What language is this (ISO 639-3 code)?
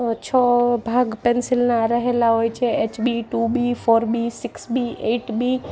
guj